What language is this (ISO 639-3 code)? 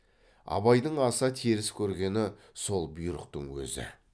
kaz